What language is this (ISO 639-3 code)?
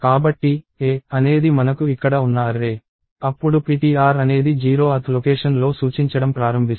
tel